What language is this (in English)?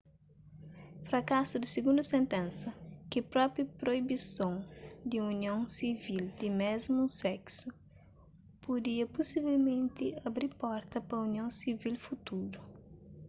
Kabuverdianu